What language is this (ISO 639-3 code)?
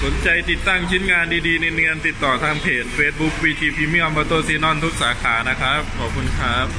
tha